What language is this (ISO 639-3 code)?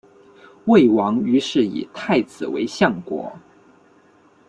zho